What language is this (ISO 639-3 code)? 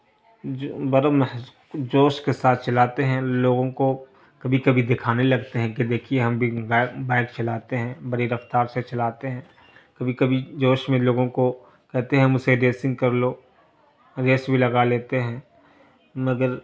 urd